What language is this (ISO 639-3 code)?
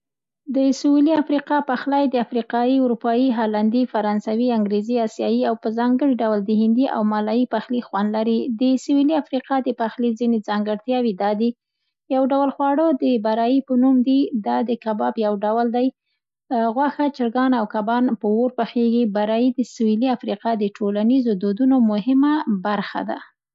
pst